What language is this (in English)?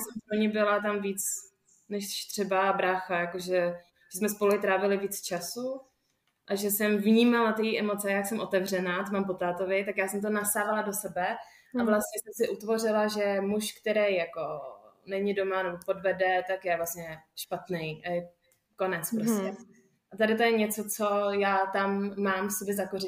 Czech